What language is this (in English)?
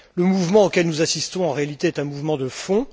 French